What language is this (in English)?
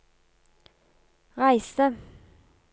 Norwegian